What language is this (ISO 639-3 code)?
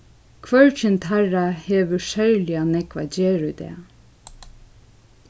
fao